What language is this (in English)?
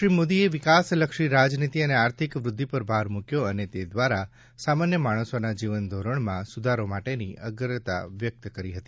Gujarati